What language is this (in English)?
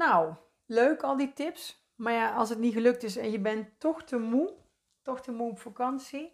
Dutch